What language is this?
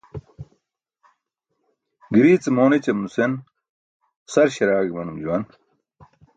Burushaski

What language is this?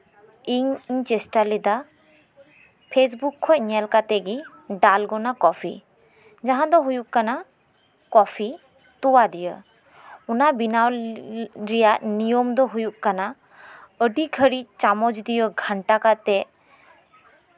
Santali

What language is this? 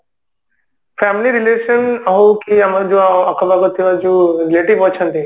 Odia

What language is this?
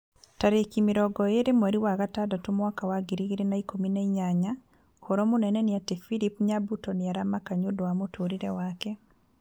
Kikuyu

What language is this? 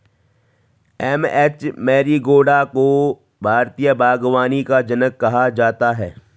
Hindi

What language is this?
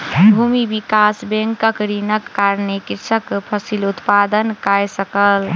Maithili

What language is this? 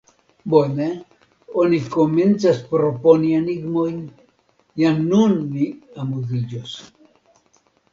Esperanto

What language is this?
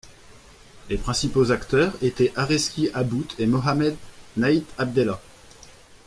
French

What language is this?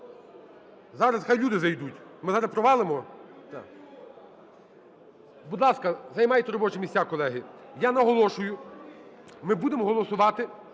Ukrainian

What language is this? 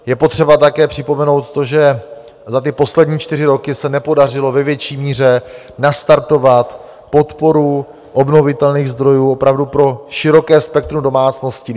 Czech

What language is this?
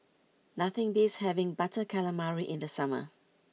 English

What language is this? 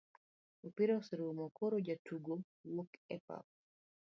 Luo (Kenya and Tanzania)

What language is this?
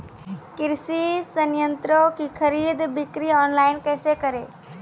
Maithili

